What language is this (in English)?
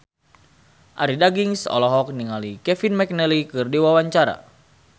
Sundanese